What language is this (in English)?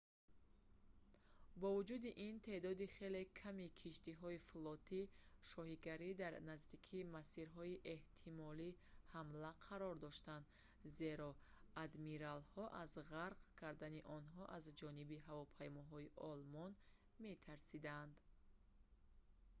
Tajik